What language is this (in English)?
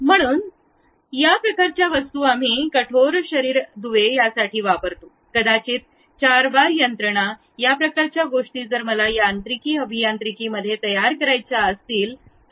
Marathi